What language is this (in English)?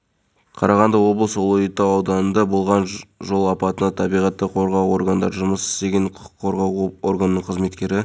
Kazakh